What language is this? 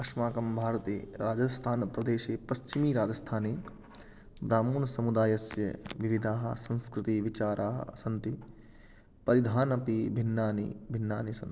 Sanskrit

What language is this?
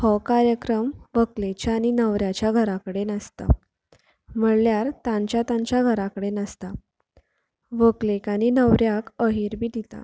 Konkani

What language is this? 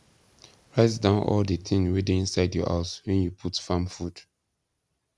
Nigerian Pidgin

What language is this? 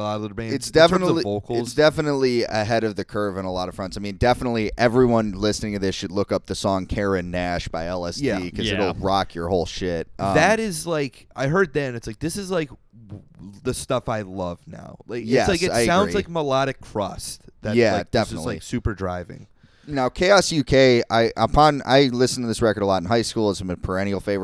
English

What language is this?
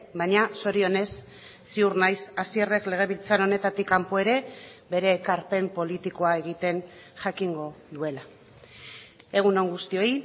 Basque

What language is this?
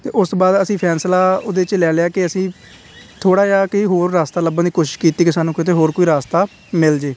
Punjabi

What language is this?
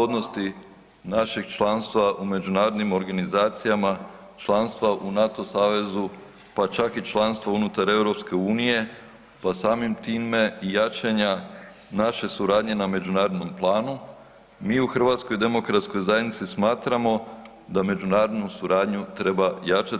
Croatian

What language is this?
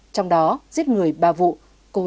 Vietnamese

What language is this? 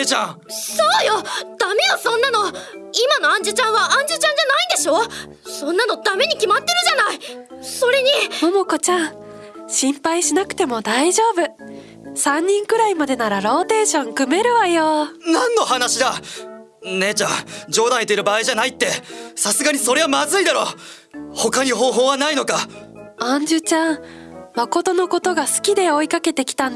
Japanese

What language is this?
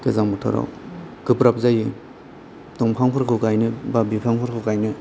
Bodo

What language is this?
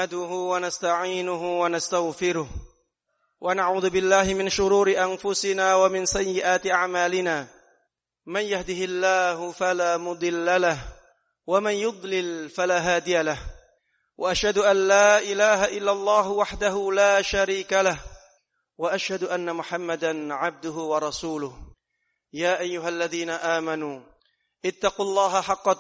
Indonesian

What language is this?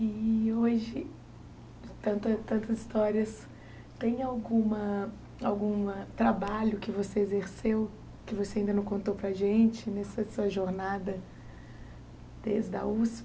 Portuguese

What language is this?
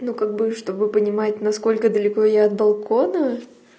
Russian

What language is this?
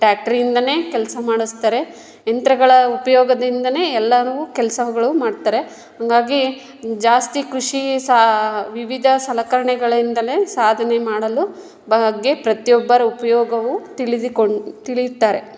Kannada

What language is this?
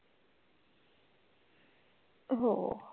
Marathi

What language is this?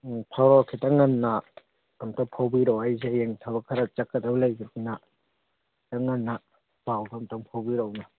Manipuri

